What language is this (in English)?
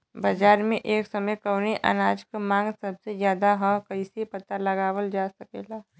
Bhojpuri